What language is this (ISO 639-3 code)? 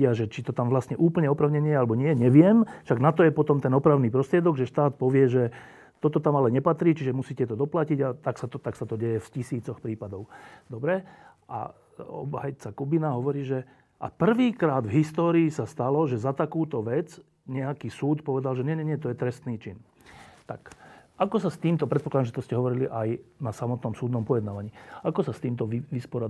slk